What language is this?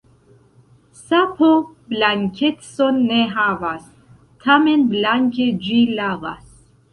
Esperanto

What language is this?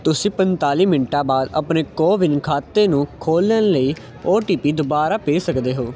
Punjabi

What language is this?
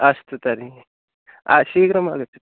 Sanskrit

